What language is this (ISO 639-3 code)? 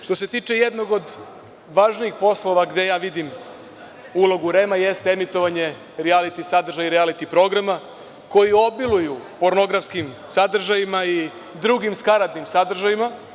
srp